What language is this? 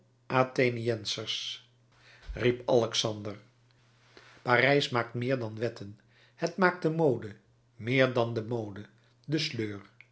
Dutch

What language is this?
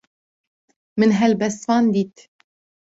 Kurdish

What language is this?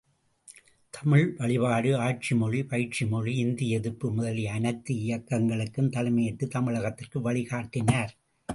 Tamil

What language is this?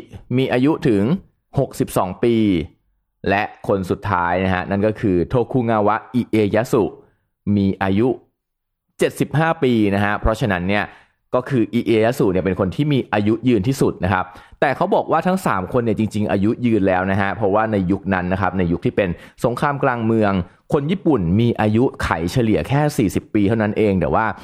Thai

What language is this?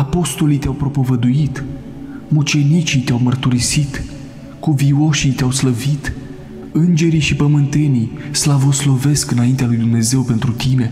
Romanian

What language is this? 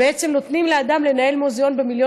Hebrew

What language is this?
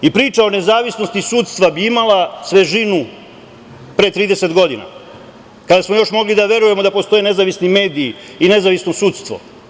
Serbian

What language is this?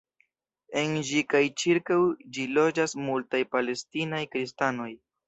Esperanto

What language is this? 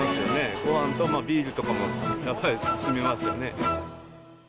Japanese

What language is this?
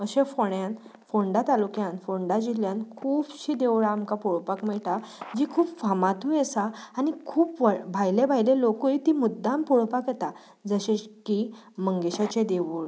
Konkani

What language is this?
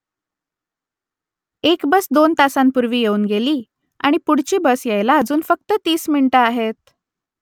Marathi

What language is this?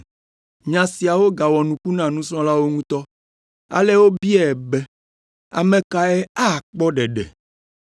Ewe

